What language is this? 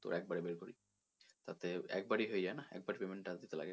Bangla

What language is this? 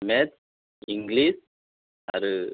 Bodo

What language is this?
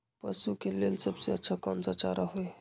Magahi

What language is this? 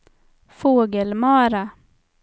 Swedish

